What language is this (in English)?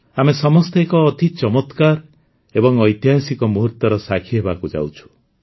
Odia